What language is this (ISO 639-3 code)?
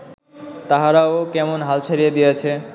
ben